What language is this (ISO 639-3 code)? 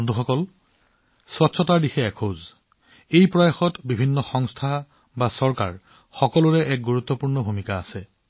asm